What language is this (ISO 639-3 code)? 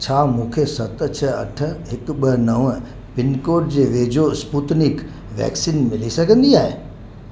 snd